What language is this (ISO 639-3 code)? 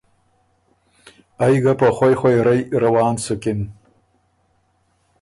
oru